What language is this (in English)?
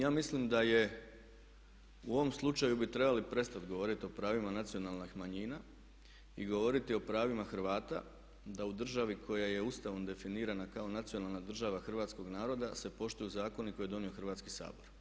Croatian